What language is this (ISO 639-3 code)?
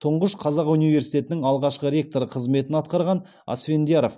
kaz